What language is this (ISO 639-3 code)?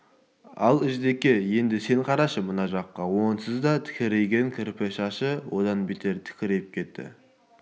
kaz